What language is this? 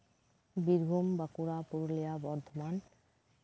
Santali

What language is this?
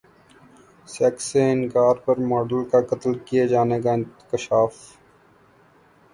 Urdu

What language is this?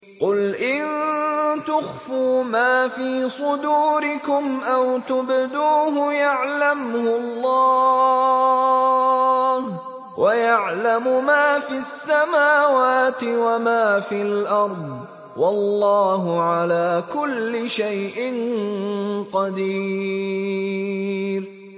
Arabic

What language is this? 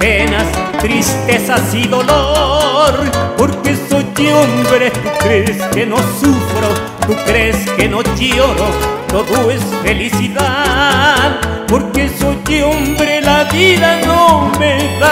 Spanish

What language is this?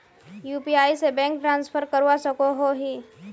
Magahi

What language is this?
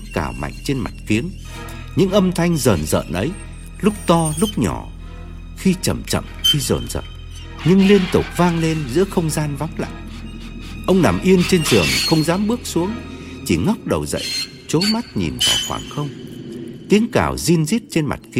Vietnamese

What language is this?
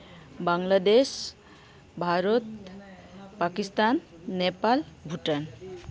Santali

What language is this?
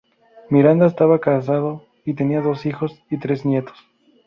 Spanish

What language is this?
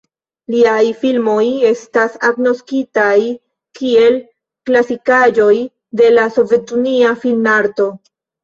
Esperanto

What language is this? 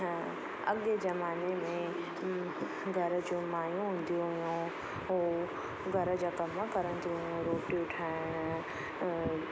Sindhi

